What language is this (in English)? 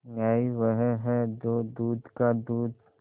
Hindi